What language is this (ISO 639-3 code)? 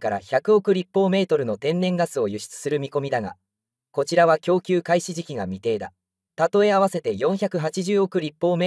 jpn